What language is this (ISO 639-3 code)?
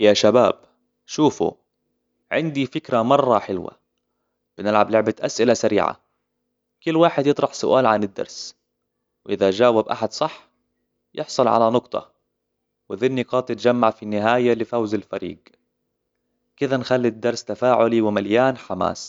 acw